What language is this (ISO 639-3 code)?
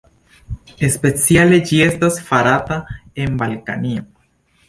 epo